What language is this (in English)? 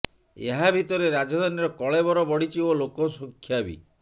Odia